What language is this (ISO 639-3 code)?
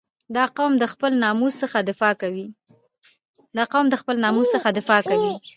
pus